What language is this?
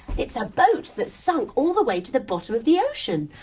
English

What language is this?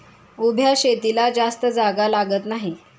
Marathi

